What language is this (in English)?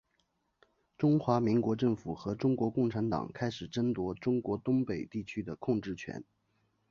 Chinese